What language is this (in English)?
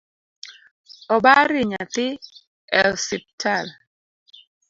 Luo (Kenya and Tanzania)